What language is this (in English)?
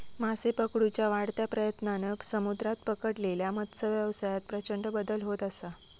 Marathi